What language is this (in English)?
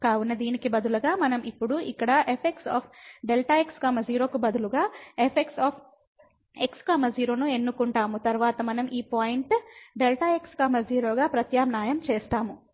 Telugu